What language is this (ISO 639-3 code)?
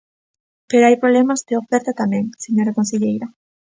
glg